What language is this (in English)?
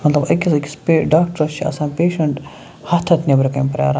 Kashmiri